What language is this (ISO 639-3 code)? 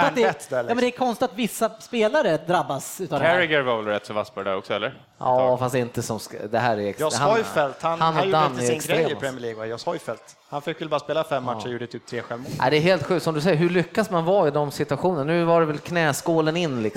swe